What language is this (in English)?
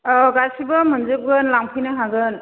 Bodo